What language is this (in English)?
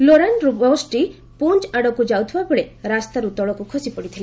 Odia